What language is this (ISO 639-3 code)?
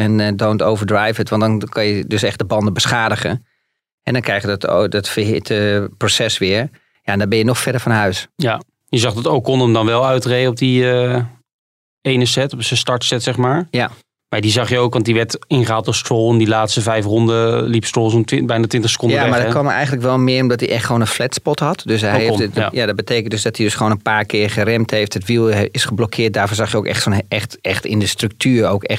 nld